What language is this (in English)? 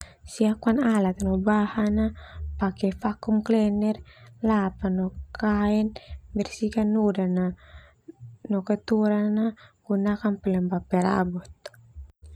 Termanu